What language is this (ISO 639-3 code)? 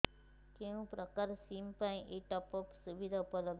ori